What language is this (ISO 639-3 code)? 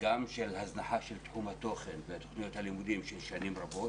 heb